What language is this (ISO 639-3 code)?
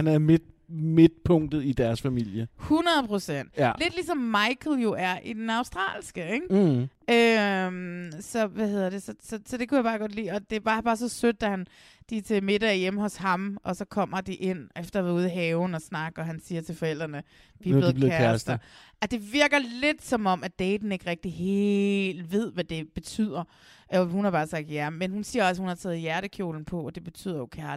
dan